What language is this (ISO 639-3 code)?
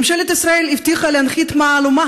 heb